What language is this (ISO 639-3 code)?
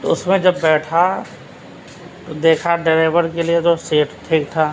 urd